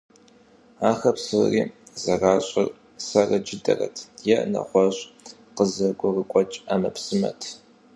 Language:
Kabardian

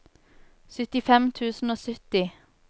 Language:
Norwegian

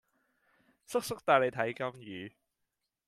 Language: Cantonese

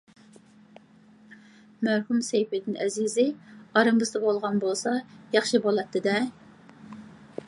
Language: Uyghur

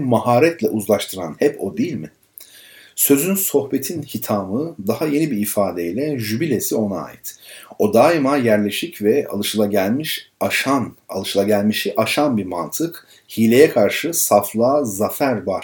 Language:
Turkish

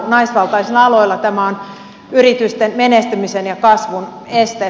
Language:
Finnish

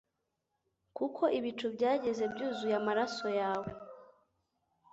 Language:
Kinyarwanda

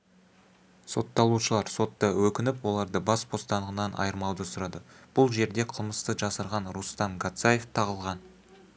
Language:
Kazakh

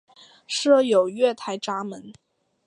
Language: Chinese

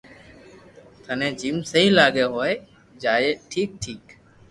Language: Loarki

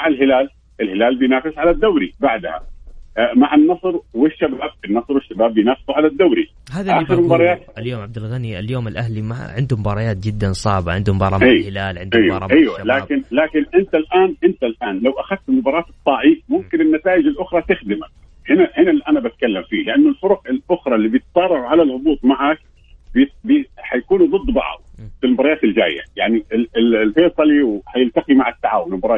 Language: Arabic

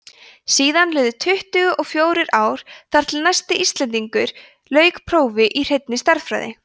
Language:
Icelandic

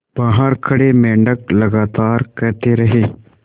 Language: Hindi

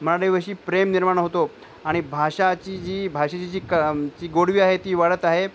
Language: Marathi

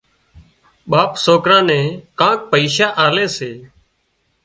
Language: Wadiyara Koli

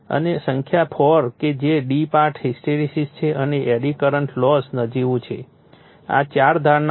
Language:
Gujarati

